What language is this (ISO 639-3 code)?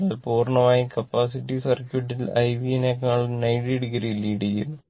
mal